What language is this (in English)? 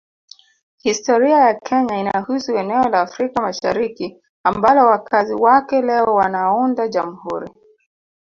Swahili